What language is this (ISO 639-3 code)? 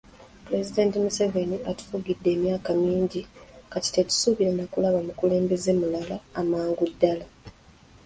lug